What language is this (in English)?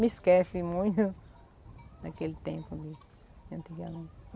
Portuguese